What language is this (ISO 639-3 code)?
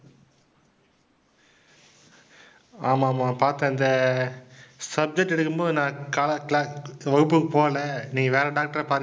tam